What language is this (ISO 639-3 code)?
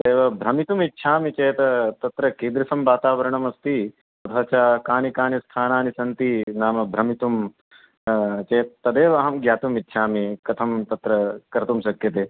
san